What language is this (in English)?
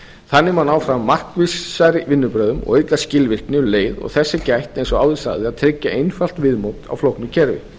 Icelandic